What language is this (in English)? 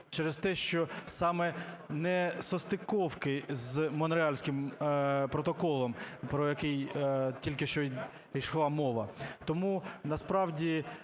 Ukrainian